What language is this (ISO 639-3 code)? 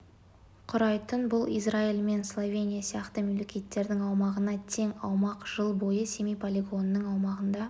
kaz